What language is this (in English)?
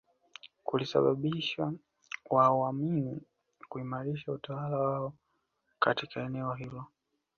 Swahili